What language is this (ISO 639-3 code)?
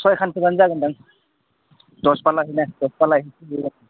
brx